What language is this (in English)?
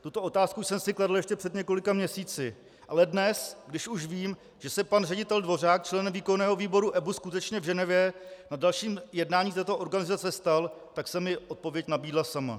Czech